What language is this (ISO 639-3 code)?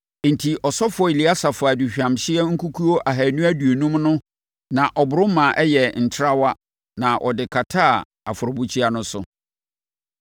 aka